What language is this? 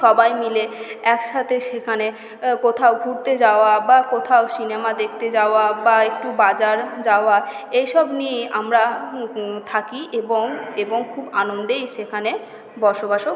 Bangla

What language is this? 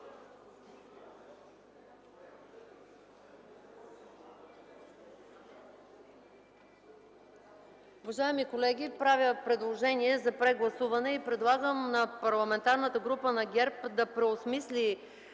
Bulgarian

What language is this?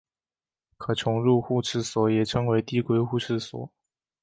Chinese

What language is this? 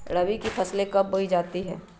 Magahi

